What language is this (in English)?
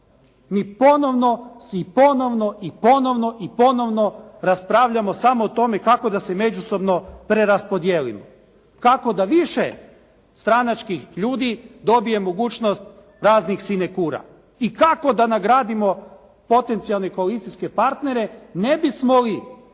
Croatian